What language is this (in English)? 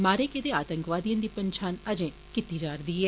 Dogri